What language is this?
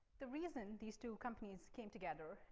English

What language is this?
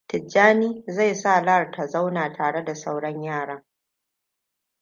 Hausa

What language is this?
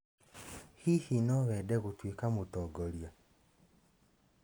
Kikuyu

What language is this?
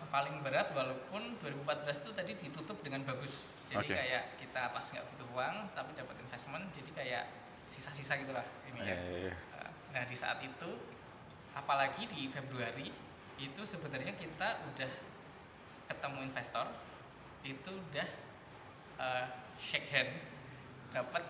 Indonesian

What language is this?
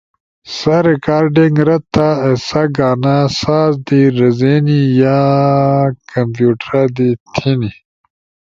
Ushojo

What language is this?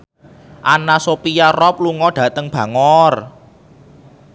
Javanese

